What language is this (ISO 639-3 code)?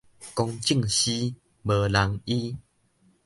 nan